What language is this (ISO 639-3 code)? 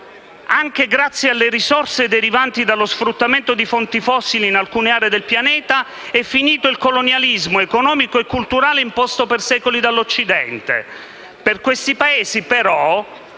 ita